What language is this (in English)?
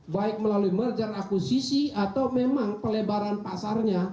Indonesian